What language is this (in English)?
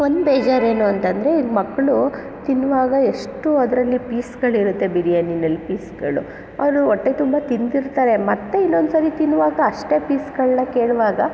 Kannada